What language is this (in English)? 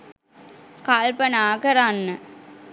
Sinhala